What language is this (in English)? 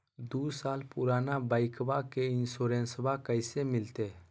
Magahi